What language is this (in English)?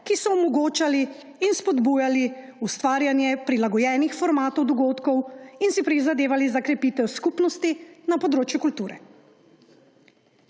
Slovenian